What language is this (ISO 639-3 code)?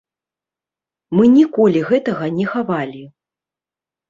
bel